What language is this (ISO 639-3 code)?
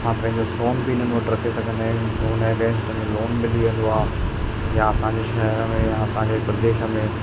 snd